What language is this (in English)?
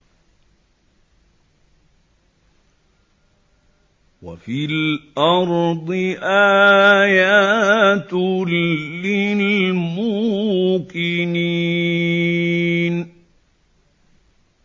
Arabic